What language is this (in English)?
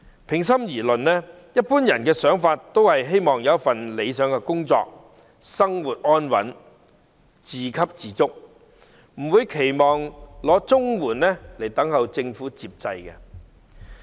Cantonese